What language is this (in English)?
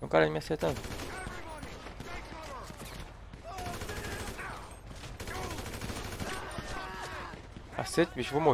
Portuguese